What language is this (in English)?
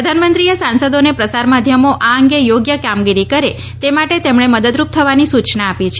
Gujarati